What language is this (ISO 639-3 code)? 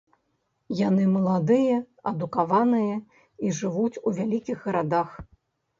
bel